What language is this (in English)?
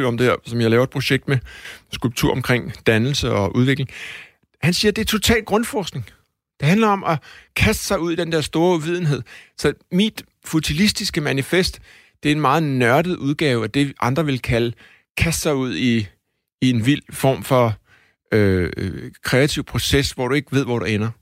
Danish